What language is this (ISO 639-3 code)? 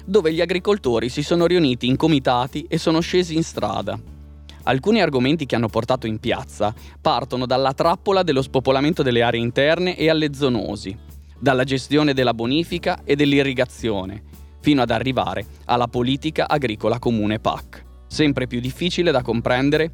ita